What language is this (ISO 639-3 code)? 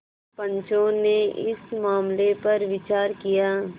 hin